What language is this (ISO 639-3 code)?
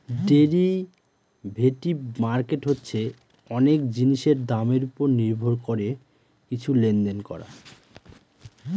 ben